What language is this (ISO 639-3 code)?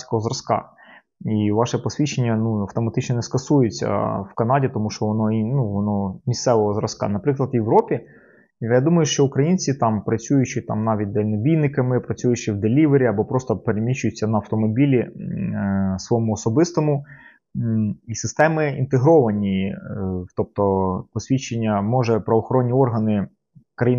ukr